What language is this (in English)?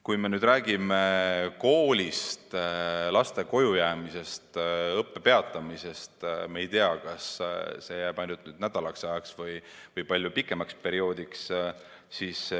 Estonian